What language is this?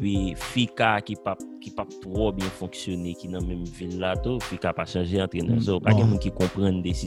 French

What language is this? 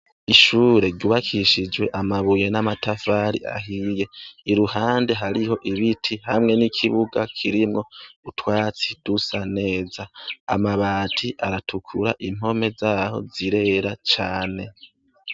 Rundi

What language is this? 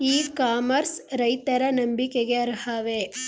Kannada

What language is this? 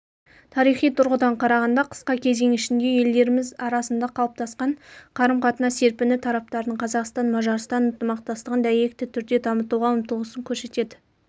Kazakh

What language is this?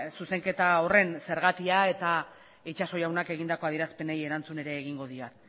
Basque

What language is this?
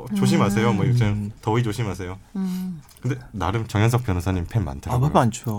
Korean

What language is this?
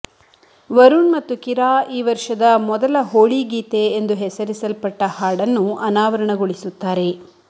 Kannada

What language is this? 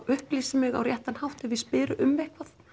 Icelandic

